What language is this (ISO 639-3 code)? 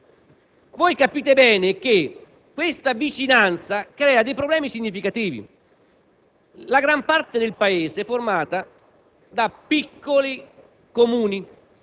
ita